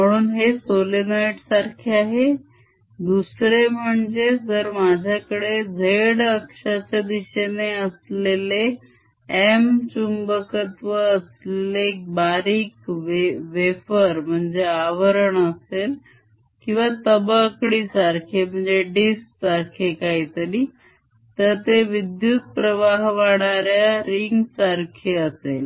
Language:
Marathi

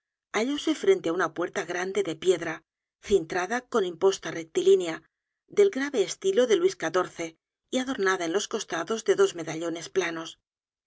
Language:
Spanish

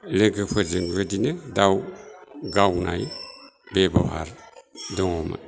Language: Bodo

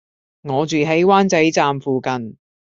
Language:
Cantonese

